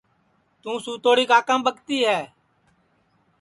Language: Sansi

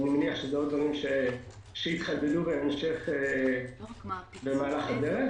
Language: Hebrew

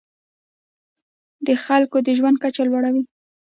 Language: Pashto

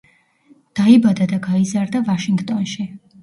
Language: Georgian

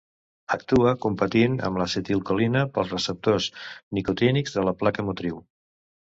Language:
Catalan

